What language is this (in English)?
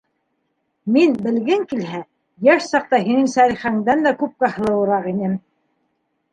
Bashkir